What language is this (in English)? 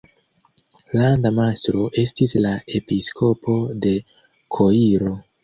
Esperanto